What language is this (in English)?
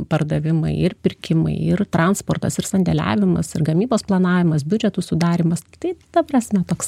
Lithuanian